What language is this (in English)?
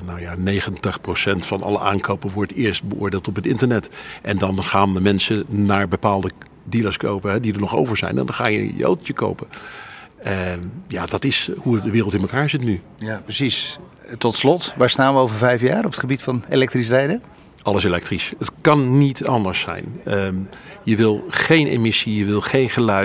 Dutch